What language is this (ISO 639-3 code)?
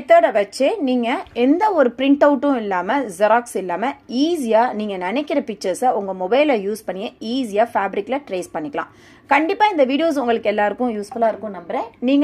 ind